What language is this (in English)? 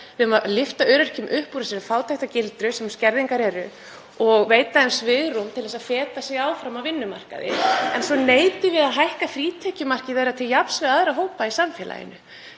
Icelandic